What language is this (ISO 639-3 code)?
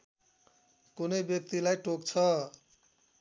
nep